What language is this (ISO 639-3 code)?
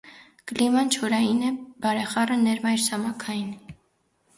hye